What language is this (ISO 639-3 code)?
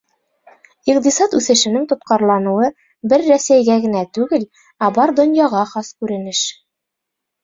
bak